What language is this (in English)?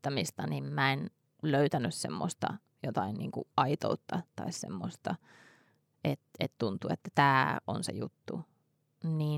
Finnish